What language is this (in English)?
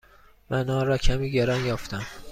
Persian